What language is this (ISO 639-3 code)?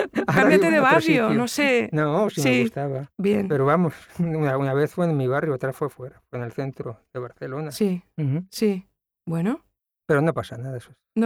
spa